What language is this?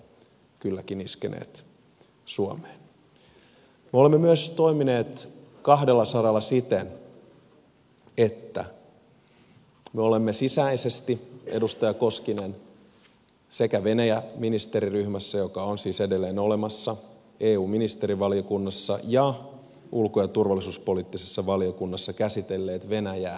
Finnish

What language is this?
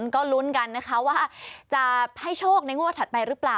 Thai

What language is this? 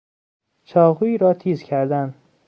Persian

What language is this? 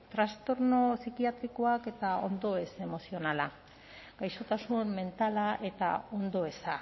Basque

